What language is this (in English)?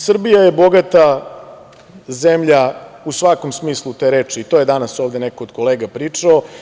Serbian